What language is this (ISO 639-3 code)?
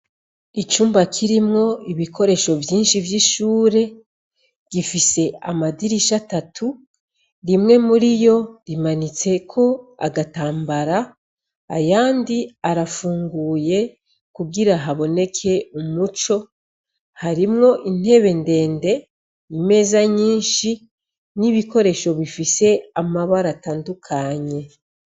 run